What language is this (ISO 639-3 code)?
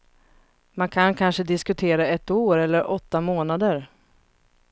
swe